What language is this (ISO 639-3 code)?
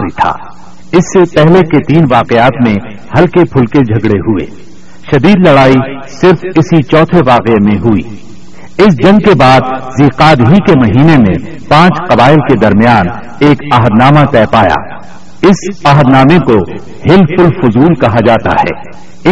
urd